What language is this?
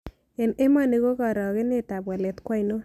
Kalenjin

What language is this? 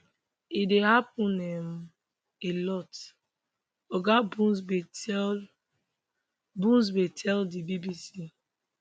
Nigerian Pidgin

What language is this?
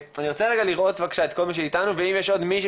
Hebrew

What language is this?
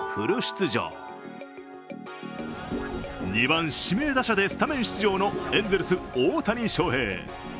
Japanese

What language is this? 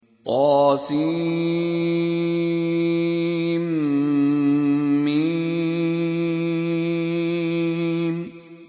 Arabic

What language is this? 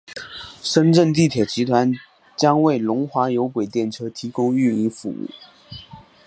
Chinese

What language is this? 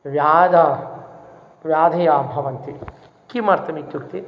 Sanskrit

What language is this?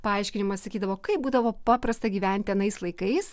Lithuanian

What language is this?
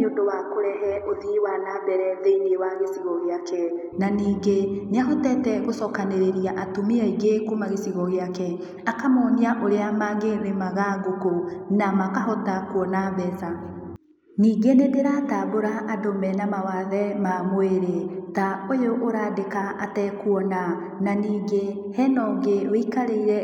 Kikuyu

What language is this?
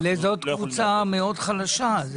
Hebrew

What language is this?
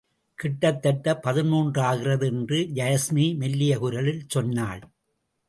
Tamil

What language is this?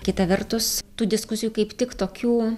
Lithuanian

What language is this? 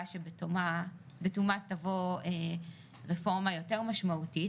Hebrew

